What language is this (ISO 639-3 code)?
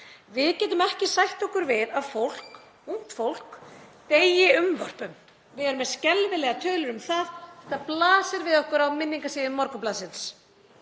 isl